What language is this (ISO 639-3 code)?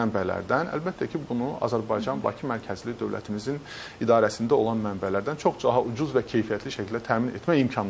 nld